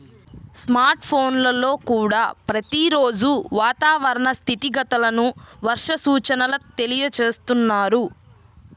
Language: Telugu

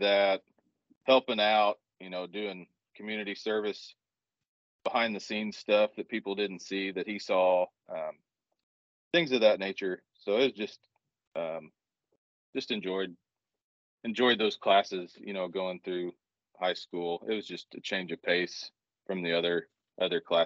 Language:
English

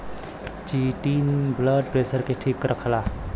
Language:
Bhojpuri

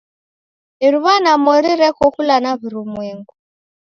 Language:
Taita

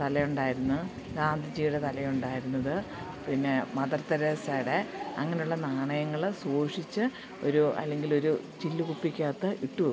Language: Malayalam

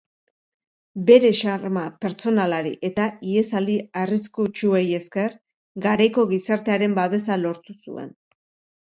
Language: Basque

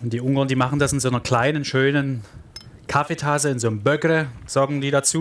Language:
German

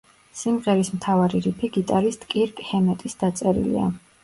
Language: Georgian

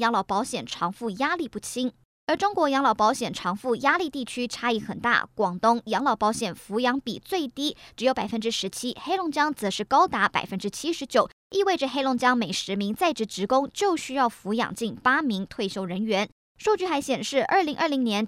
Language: Chinese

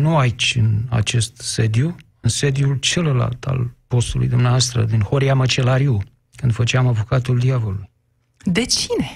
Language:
Romanian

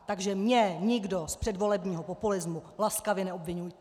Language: Czech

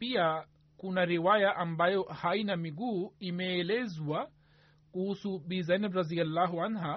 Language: Swahili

